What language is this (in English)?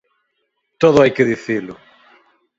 Galician